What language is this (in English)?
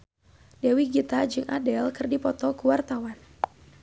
Sundanese